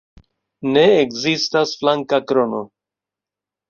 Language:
Esperanto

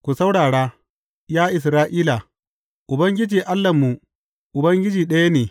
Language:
Hausa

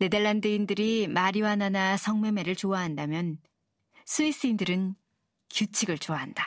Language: Korean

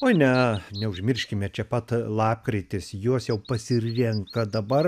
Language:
Lithuanian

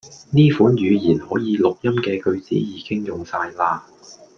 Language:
Cantonese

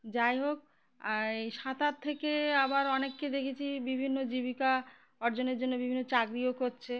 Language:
Bangla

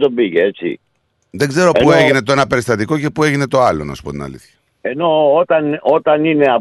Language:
Greek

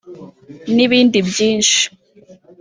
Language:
Kinyarwanda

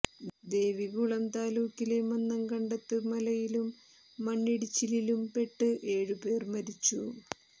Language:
Malayalam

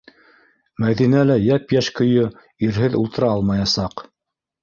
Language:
Bashkir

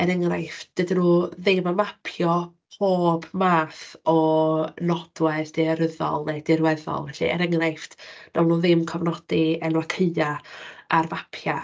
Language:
Welsh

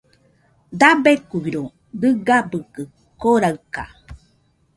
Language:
Nüpode Huitoto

